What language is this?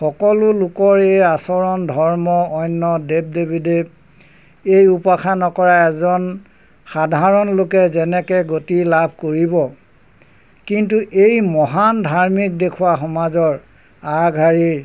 Assamese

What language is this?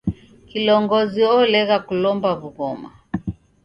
Taita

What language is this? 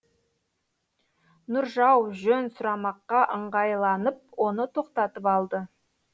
Kazakh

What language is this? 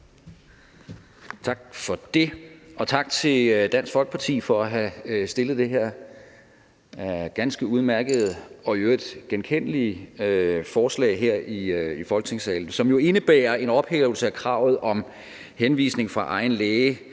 Danish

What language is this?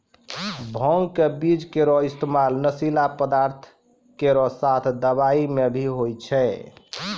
Maithili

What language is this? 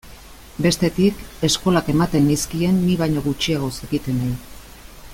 Basque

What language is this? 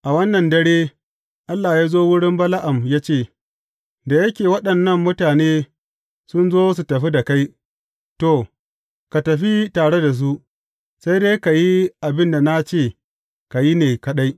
Hausa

